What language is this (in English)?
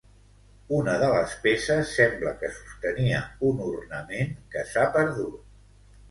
Catalan